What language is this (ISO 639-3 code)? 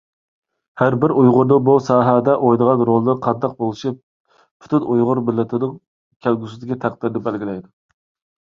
uig